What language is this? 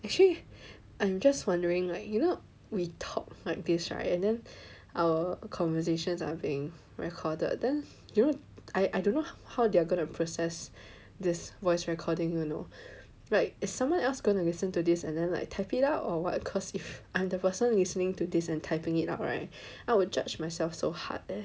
English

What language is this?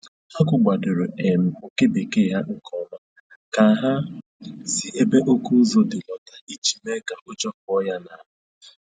Igbo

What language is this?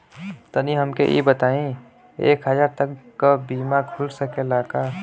Bhojpuri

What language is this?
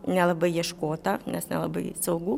Lithuanian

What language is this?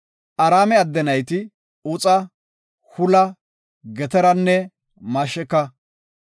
Gofa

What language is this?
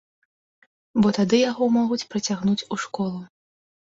Belarusian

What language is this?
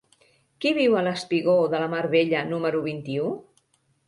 Catalan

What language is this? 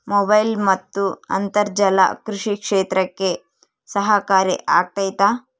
Kannada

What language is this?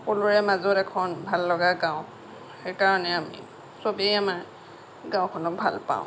Assamese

